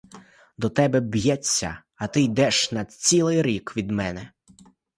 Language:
Ukrainian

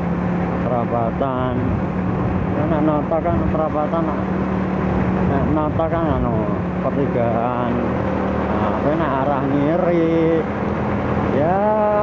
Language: Indonesian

